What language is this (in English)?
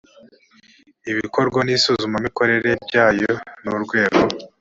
Kinyarwanda